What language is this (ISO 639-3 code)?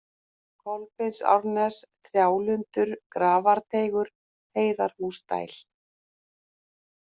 isl